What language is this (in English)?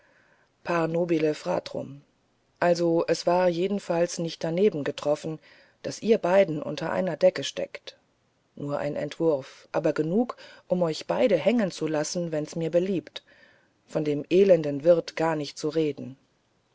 German